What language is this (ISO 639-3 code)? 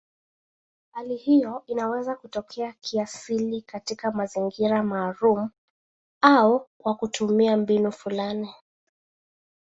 swa